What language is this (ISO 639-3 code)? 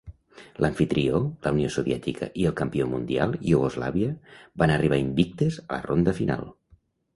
cat